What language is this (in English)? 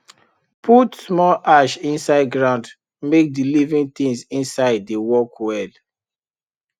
Nigerian Pidgin